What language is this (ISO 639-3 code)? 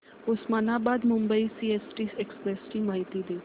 mar